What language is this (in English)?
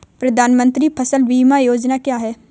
Hindi